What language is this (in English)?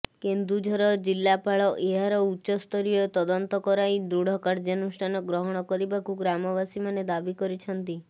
Odia